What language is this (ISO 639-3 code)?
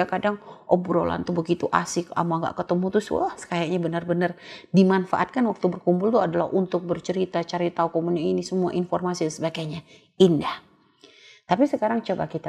ind